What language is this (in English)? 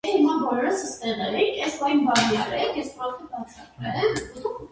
Armenian